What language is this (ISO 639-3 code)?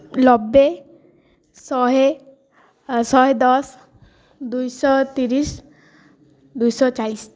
ori